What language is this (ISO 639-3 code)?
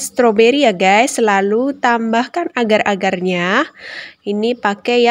ind